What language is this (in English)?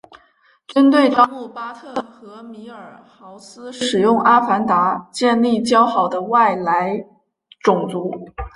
Chinese